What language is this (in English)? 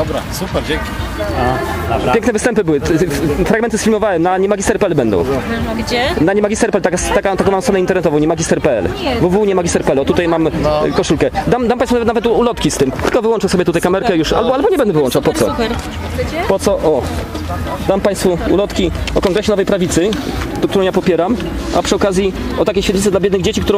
Polish